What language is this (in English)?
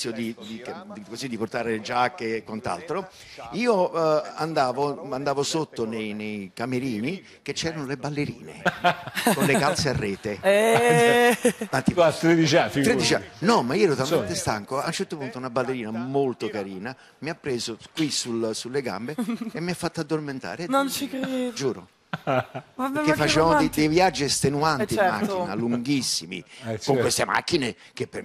Italian